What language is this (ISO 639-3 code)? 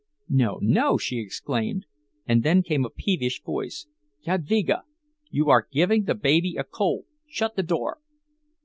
eng